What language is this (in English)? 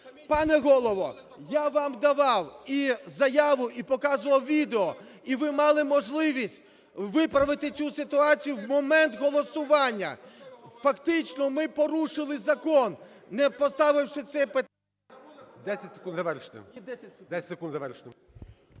Ukrainian